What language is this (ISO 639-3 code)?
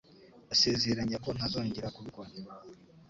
kin